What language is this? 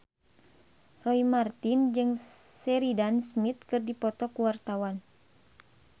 Sundanese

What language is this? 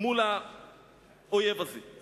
Hebrew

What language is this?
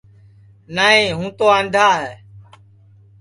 Sansi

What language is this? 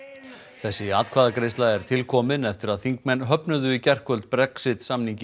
Icelandic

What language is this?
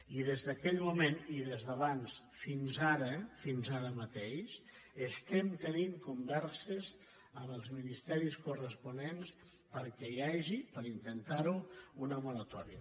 Catalan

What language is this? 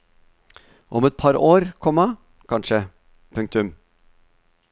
Norwegian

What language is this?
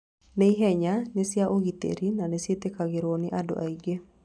Kikuyu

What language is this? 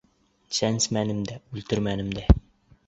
Bashkir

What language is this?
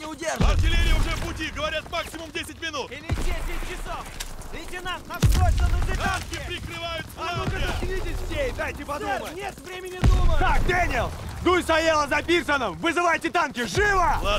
Russian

